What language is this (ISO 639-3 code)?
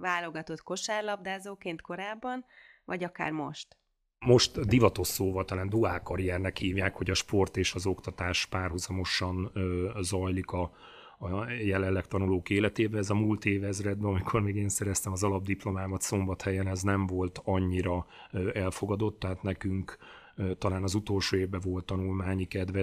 hun